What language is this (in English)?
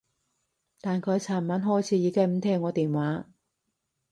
Cantonese